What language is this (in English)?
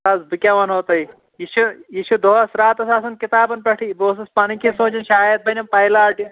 Kashmiri